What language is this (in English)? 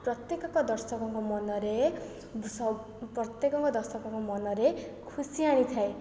Odia